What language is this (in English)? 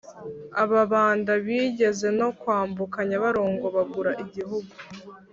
Kinyarwanda